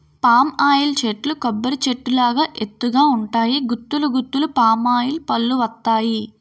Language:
Telugu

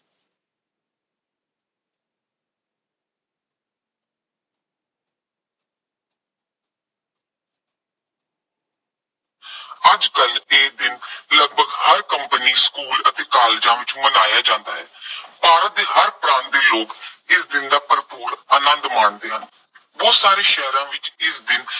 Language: Punjabi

